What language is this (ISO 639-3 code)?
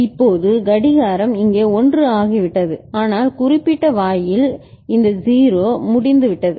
tam